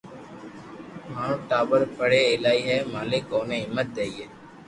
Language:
Loarki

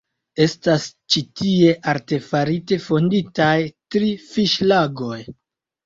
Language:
Esperanto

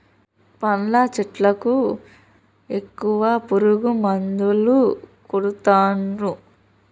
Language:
Telugu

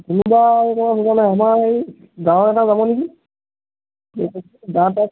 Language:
Assamese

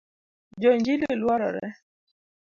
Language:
Luo (Kenya and Tanzania)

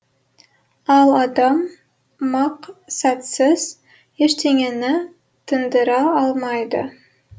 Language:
Kazakh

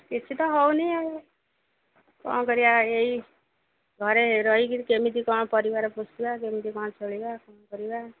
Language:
Odia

